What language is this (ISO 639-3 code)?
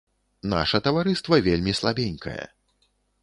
bel